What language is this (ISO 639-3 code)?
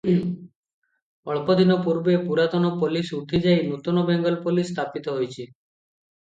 ori